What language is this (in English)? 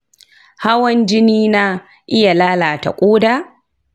Hausa